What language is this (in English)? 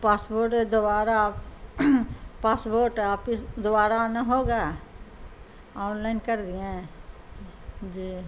Urdu